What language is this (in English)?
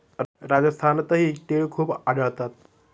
Marathi